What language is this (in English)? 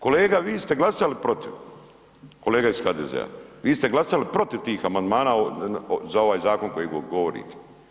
Croatian